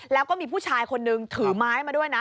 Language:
Thai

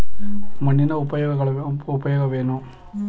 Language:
Kannada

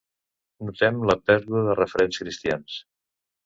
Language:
Catalan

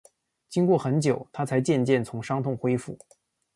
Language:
Chinese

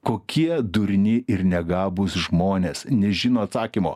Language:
Lithuanian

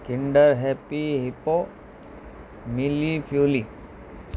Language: Sindhi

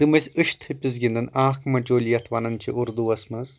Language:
Kashmiri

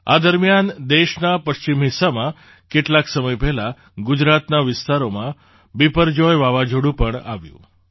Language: Gujarati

